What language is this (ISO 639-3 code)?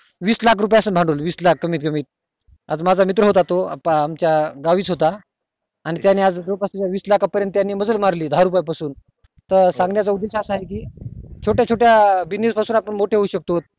mar